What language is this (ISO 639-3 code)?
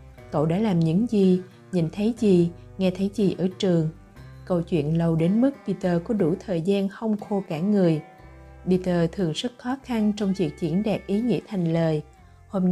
vie